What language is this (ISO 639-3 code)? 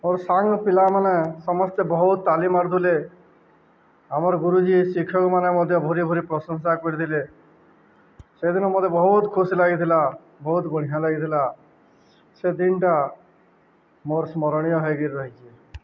ori